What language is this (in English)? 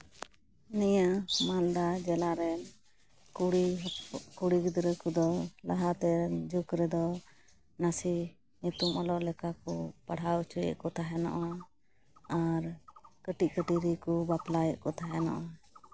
Santali